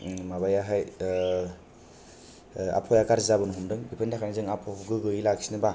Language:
Bodo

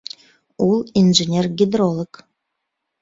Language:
Bashkir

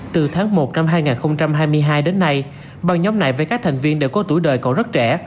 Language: Vietnamese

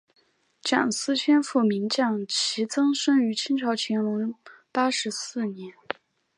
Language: Chinese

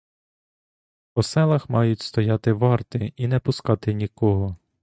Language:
Ukrainian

